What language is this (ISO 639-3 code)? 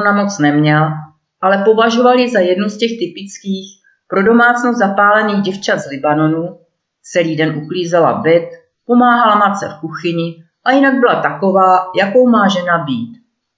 ces